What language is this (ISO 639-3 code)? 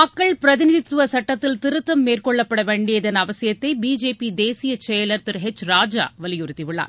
tam